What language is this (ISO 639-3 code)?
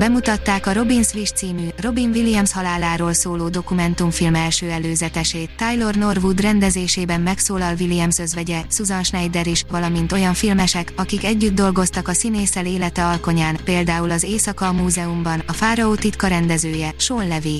hun